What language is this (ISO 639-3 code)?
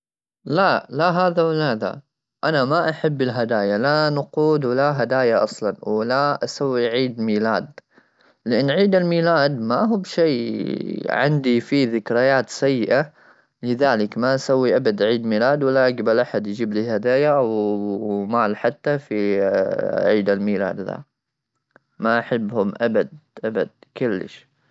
afb